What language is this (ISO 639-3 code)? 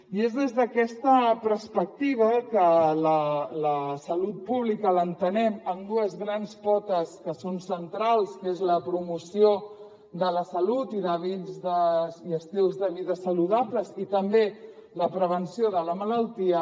cat